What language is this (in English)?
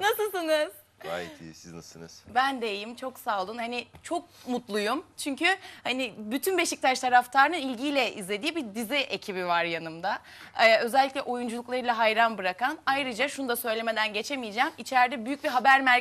Turkish